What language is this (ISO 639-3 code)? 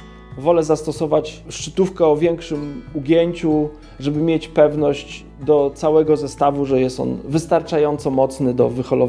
pol